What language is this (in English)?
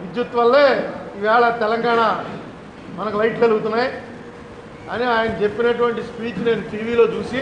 Telugu